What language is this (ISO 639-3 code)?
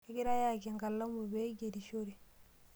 mas